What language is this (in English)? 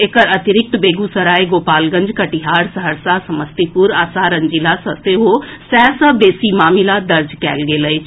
Maithili